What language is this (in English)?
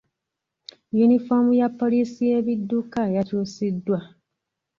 Ganda